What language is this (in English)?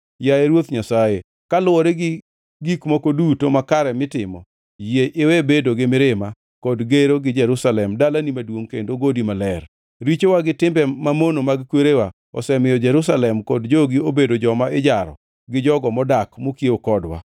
Luo (Kenya and Tanzania)